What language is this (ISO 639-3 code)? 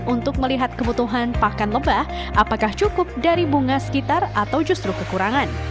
ind